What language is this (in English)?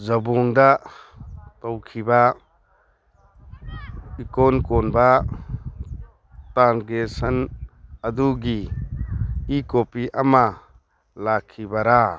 Manipuri